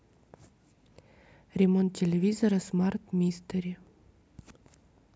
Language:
Russian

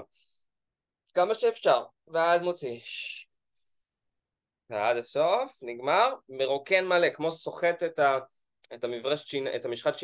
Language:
Hebrew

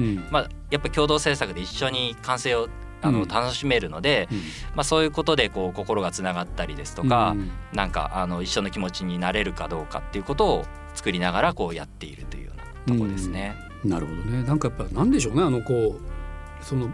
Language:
Japanese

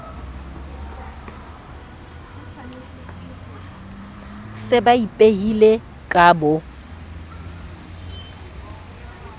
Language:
Southern Sotho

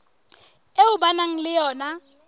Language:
Southern Sotho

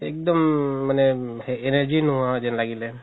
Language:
Assamese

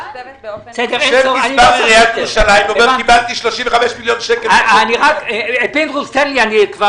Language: Hebrew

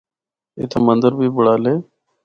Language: Northern Hindko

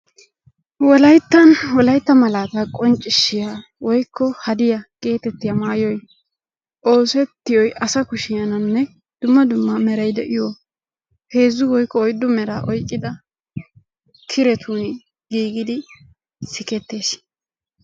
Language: Wolaytta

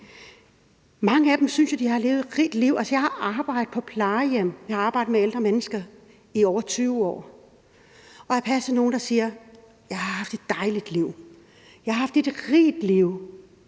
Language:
Danish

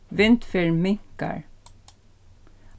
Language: Faroese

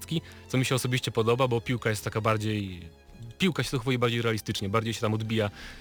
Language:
Polish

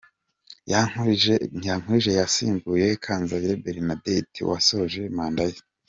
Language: Kinyarwanda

